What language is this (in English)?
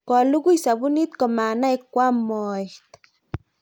Kalenjin